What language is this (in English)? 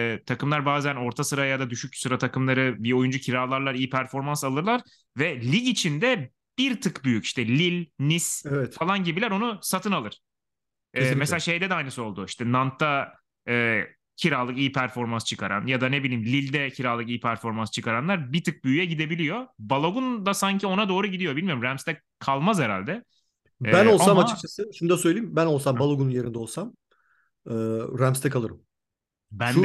Turkish